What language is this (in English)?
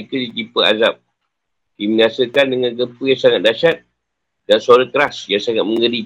Malay